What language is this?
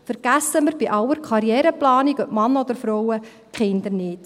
Swiss German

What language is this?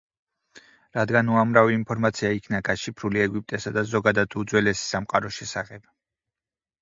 Georgian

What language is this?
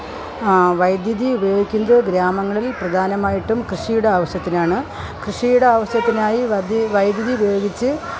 Malayalam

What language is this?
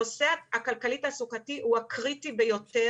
Hebrew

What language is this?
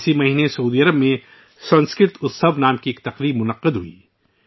Urdu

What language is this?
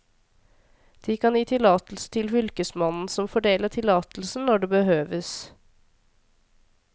Norwegian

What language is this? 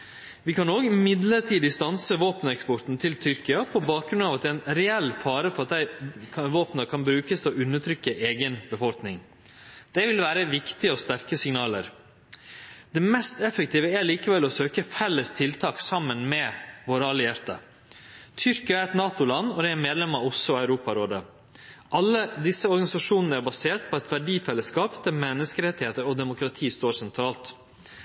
Norwegian Nynorsk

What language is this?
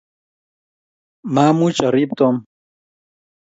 Kalenjin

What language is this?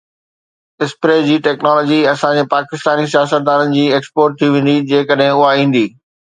Sindhi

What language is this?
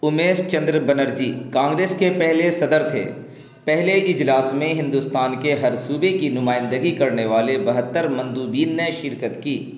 Urdu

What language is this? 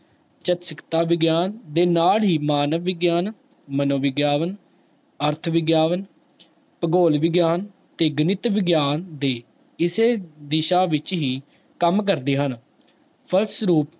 Punjabi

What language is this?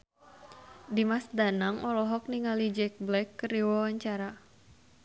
Sundanese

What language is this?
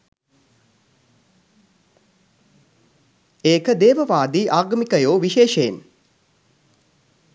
Sinhala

